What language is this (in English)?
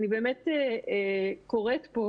Hebrew